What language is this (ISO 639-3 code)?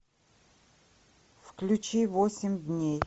rus